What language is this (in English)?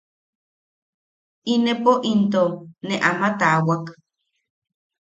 Yaqui